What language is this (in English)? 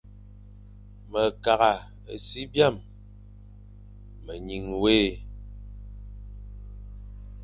Fang